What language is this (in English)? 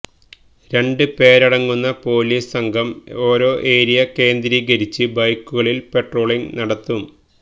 Malayalam